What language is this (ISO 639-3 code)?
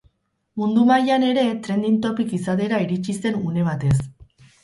eus